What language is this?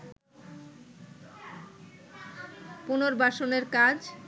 Bangla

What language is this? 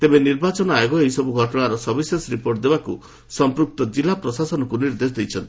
Odia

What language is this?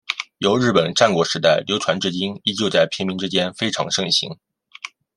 Chinese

